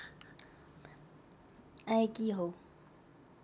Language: Nepali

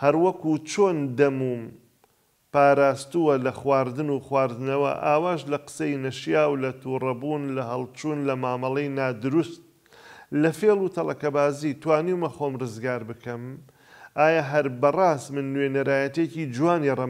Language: Arabic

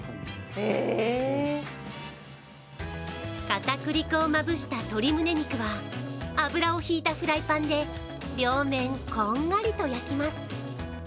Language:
Japanese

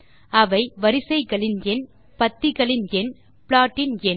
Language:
Tamil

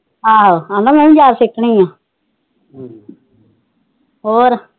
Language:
Punjabi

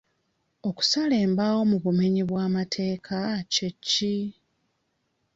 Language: Ganda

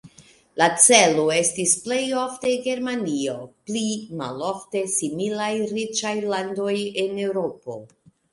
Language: Esperanto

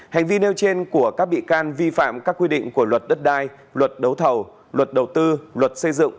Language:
Vietnamese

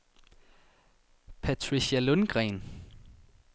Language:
Danish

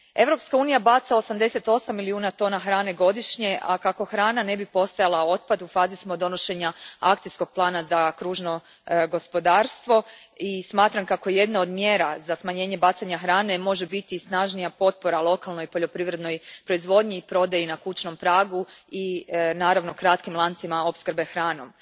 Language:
Croatian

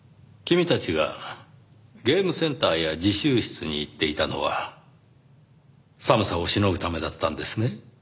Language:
Japanese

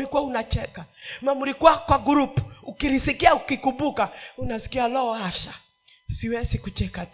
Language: Swahili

